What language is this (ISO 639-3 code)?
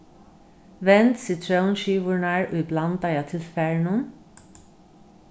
fao